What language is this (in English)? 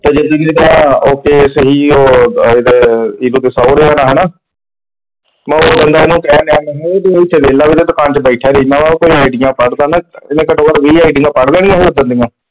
Punjabi